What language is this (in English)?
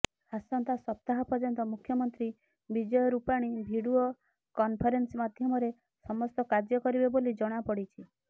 Odia